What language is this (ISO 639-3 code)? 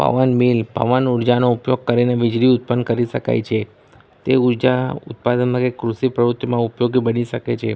guj